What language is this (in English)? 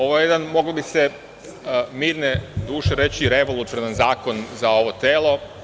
Serbian